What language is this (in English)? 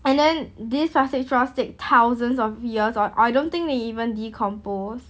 English